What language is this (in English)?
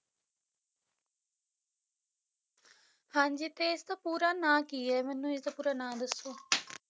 Punjabi